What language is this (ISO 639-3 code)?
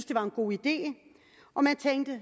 dan